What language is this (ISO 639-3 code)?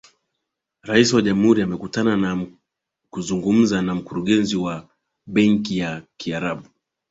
swa